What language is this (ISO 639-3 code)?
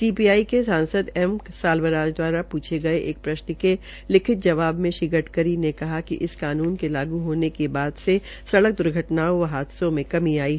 hin